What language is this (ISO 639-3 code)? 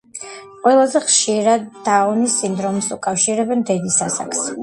kat